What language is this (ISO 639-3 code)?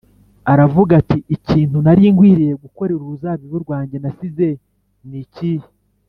kin